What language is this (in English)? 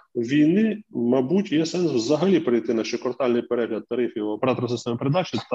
Ukrainian